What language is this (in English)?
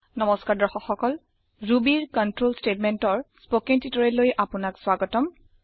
Assamese